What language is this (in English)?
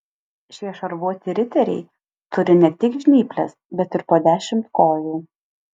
Lithuanian